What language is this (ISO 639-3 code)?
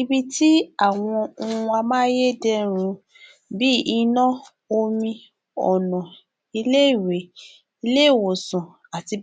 yor